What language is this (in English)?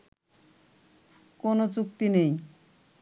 Bangla